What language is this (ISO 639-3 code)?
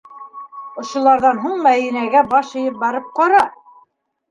bak